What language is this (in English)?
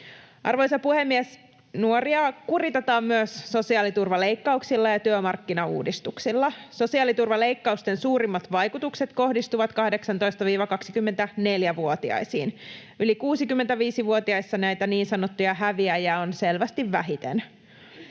Finnish